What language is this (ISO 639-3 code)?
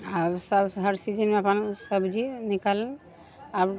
mai